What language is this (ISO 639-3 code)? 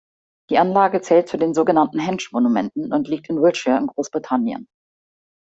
deu